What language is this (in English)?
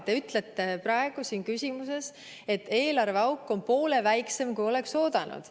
Estonian